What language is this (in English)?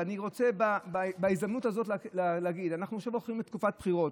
Hebrew